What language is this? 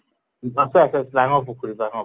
Assamese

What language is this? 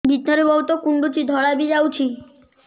Odia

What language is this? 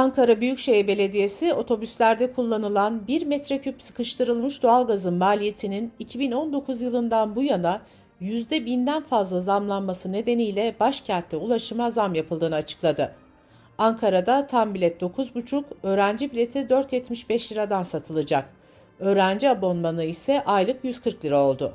Turkish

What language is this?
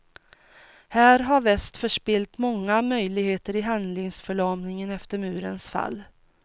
Swedish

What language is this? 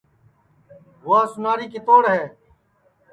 Sansi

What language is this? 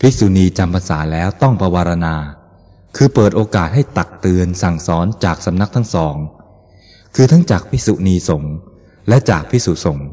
Thai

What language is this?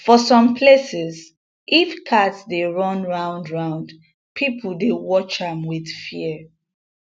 Nigerian Pidgin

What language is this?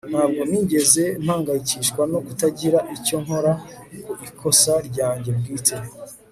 Kinyarwanda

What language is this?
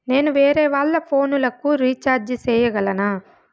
Telugu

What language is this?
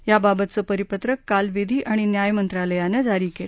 Marathi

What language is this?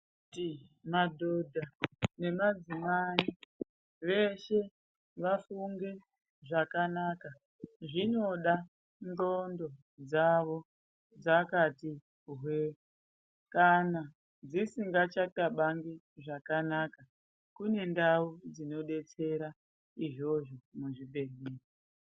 Ndau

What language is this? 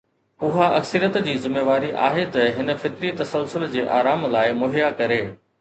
Sindhi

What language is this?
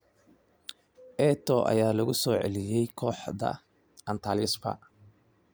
Somali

